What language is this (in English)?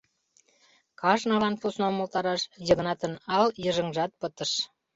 Mari